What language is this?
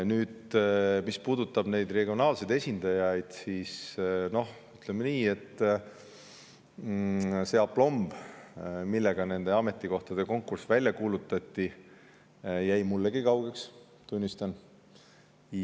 Estonian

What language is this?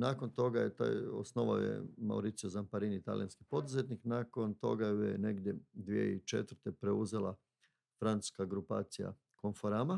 Croatian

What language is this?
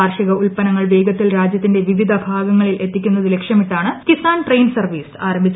Malayalam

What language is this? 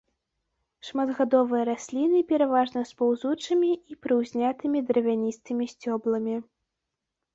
Belarusian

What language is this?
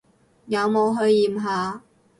Cantonese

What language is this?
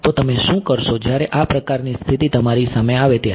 Gujarati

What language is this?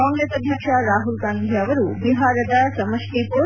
Kannada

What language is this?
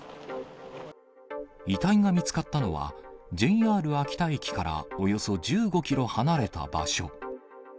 Japanese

